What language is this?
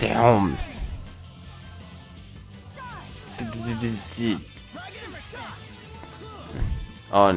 German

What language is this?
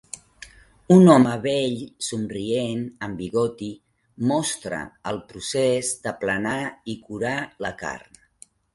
Catalan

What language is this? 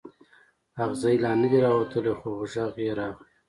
Pashto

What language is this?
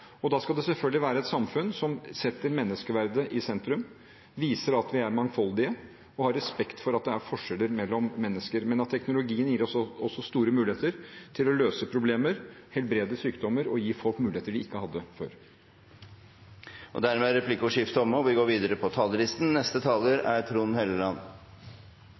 Norwegian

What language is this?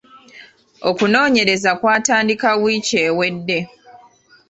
Ganda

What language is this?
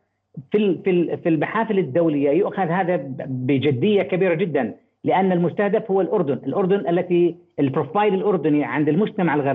Arabic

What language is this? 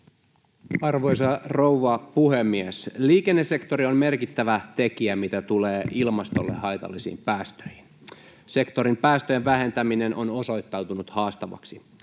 Finnish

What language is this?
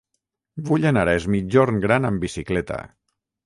Catalan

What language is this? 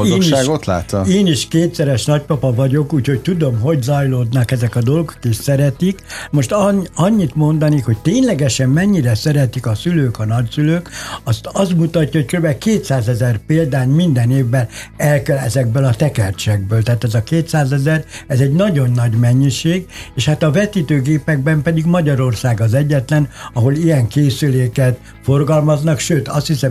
Hungarian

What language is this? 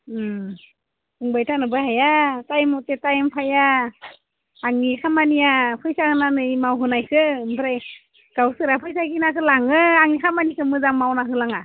Bodo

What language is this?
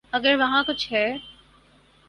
Urdu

